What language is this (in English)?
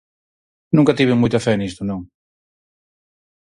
Galician